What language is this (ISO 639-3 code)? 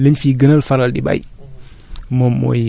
wol